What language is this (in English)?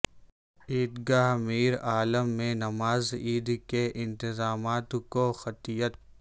Urdu